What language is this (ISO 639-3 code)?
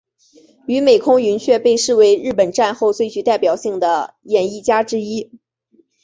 zho